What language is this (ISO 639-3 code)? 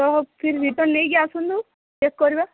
ori